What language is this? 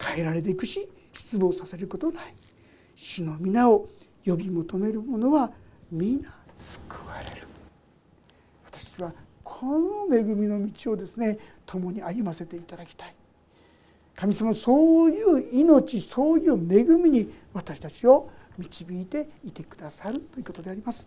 Japanese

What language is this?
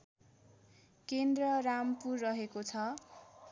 Nepali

